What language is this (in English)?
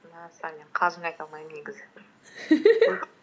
Kazakh